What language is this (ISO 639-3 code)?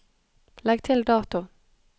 nor